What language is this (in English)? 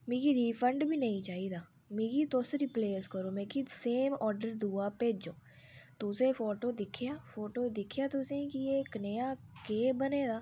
Dogri